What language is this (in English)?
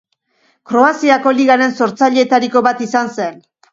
Basque